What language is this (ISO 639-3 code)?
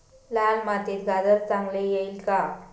mar